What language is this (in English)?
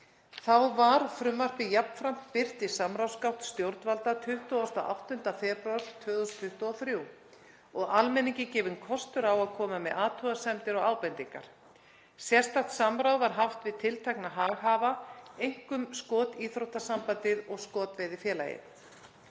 Icelandic